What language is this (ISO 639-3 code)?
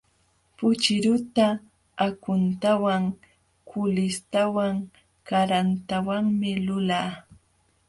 qxw